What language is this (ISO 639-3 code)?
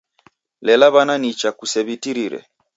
dav